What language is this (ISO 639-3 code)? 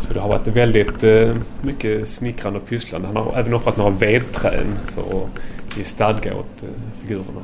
swe